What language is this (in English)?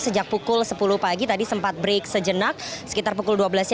Indonesian